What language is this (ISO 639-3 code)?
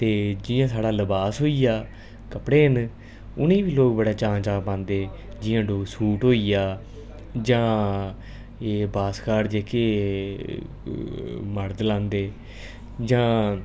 doi